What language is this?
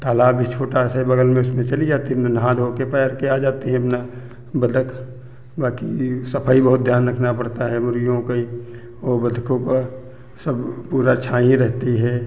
Hindi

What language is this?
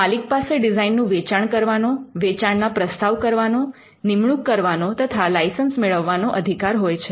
Gujarati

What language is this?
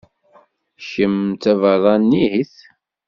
Kabyle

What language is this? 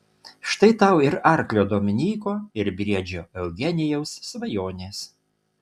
Lithuanian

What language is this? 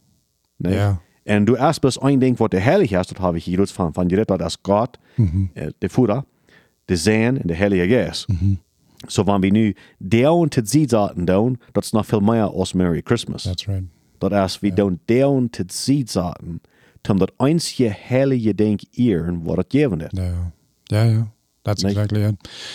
German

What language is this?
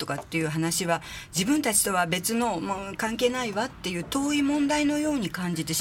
Japanese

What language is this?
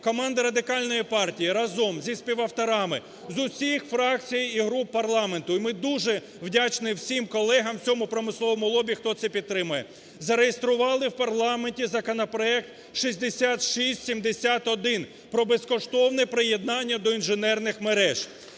Ukrainian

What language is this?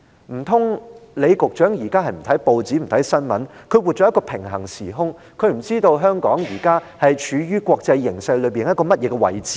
Cantonese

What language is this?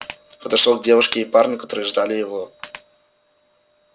Russian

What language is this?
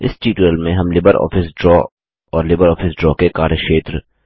Hindi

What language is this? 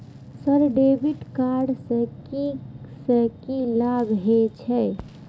Maithili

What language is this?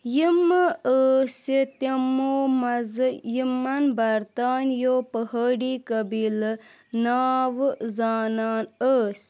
Kashmiri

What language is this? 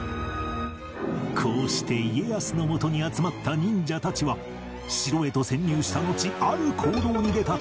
Japanese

